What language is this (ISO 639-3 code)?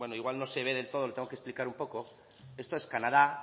spa